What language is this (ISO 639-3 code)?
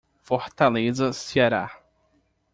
por